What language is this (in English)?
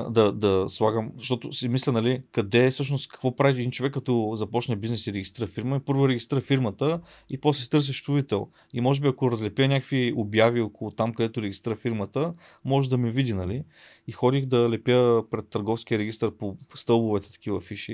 Bulgarian